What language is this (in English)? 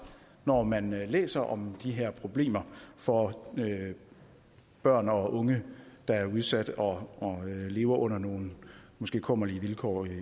Danish